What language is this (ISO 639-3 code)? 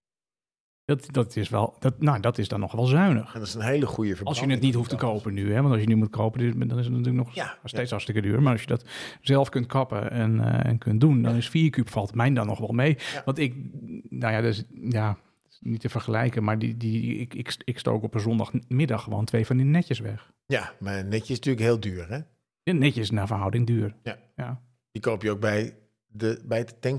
nld